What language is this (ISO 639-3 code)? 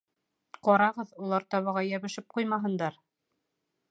bak